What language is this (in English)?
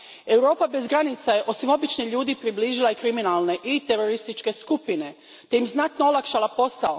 Croatian